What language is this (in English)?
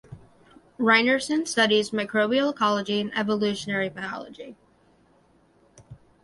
English